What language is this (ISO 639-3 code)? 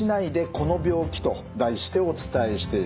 jpn